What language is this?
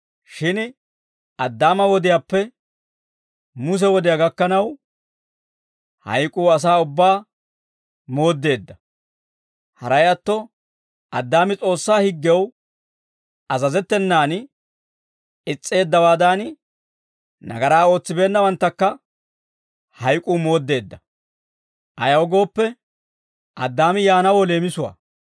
Dawro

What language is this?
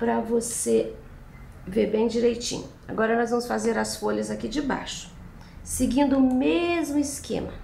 Portuguese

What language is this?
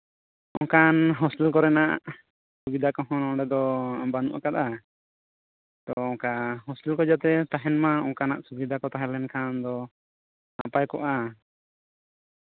Santali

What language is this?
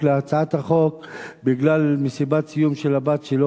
Hebrew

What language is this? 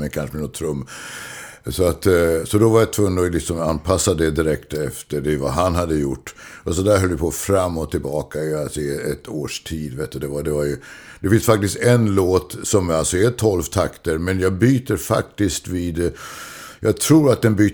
Swedish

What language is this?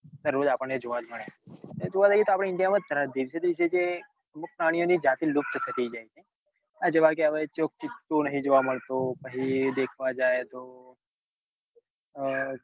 Gujarati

